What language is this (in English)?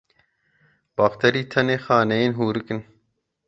Kurdish